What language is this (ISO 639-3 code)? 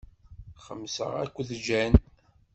kab